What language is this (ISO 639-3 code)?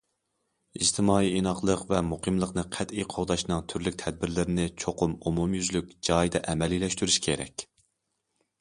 uig